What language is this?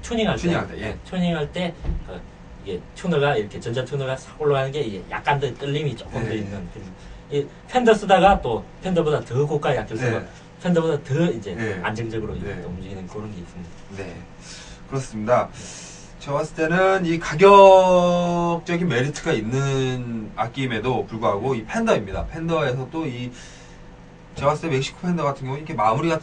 Korean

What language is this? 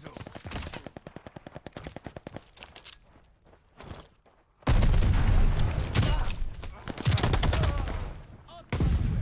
Polish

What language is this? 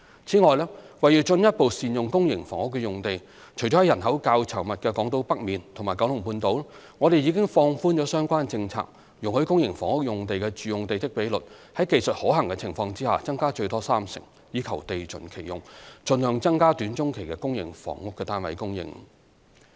Cantonese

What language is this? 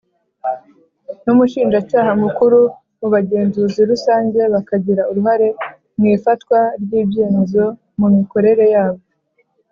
Kinyarwanda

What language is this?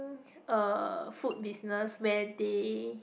English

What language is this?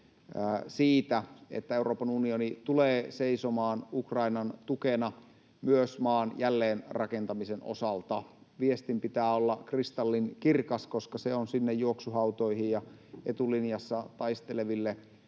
Finnish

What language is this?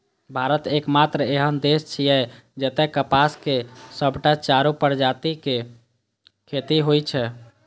Maithili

